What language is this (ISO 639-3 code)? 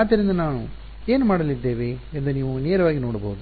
kan